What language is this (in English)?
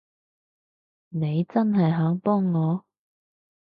Cantonese